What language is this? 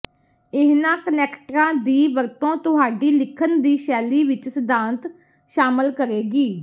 Punjabi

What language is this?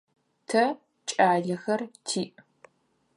Adyghe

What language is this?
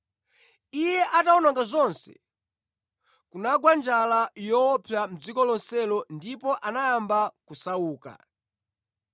Nyanja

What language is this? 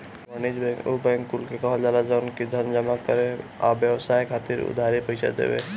Bhojpuri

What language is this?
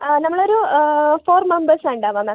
Malayalam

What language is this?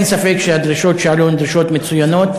Hebrew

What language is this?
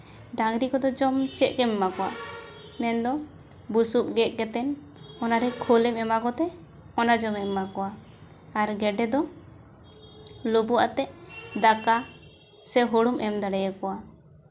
Santali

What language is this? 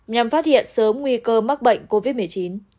Vietnamese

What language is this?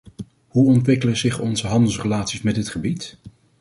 Dutch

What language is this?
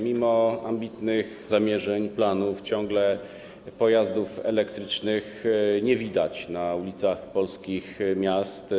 Polish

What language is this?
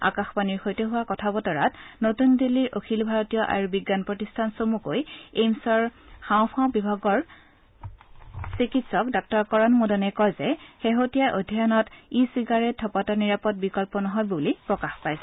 Assamese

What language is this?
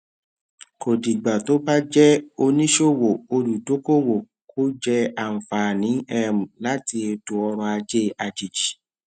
Yoruba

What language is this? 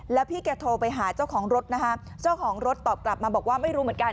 Thai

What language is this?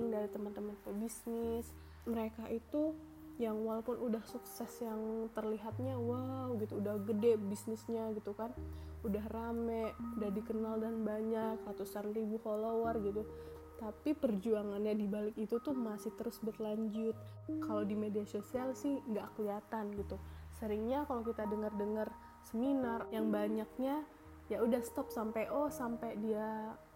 Indonesian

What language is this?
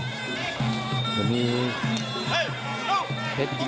Thai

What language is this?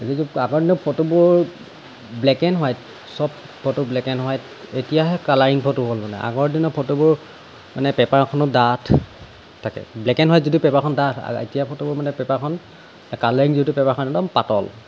Assamese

